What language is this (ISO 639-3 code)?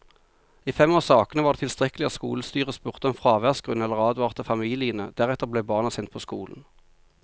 nor